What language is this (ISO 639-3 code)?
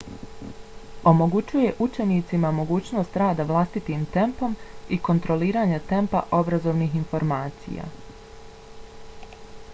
bos